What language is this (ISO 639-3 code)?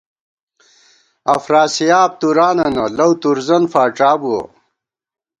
gwt